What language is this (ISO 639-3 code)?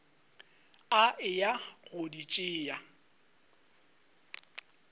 nso